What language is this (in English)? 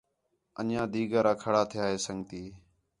Khetrani